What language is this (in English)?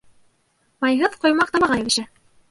Bashkir